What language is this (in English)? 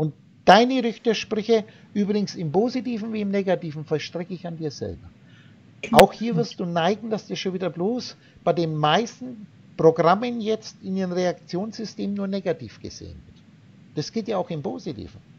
German